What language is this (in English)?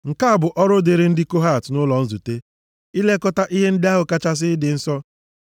Igbo